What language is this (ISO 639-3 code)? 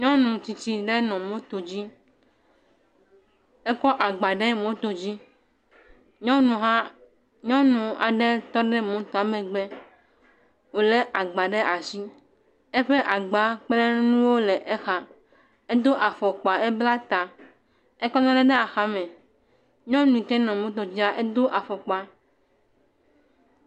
ewe